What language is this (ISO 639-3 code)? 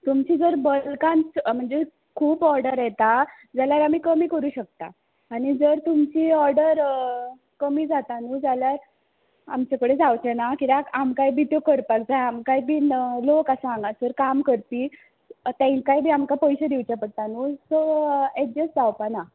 kok